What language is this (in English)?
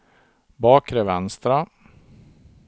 Swedish